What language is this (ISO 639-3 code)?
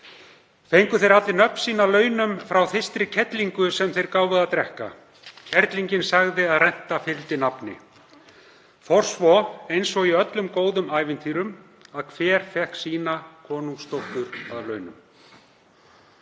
isl